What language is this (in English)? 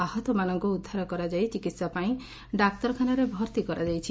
Odia